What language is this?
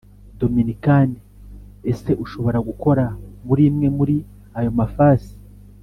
Kinyarwanda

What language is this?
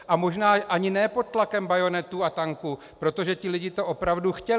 Czech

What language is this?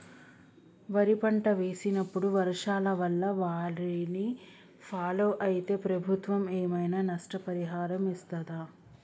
Telugu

